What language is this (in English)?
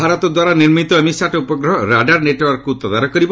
Odia